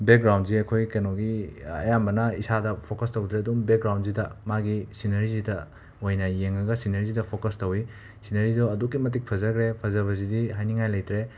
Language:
Manipuri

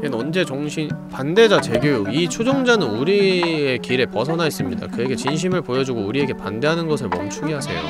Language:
Korean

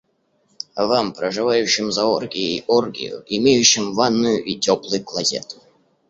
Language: Russian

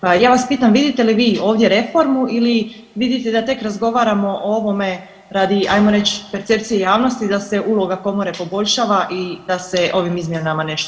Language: Croatian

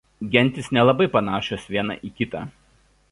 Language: Lithuanian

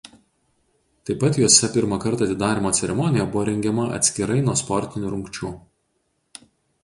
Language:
Lithuanian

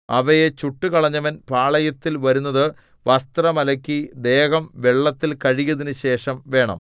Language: Malayalam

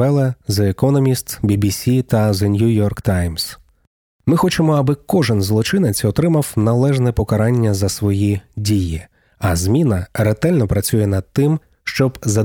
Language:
Ukrainian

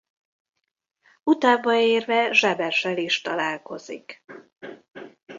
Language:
Hungarian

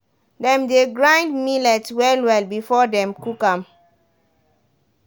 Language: Nigerian Pidgin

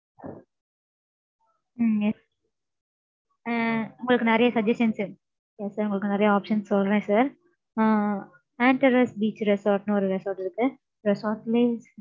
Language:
Tamil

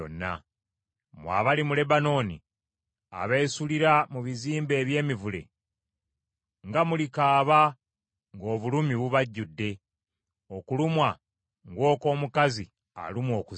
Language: Ganda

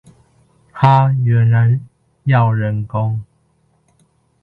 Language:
Chinese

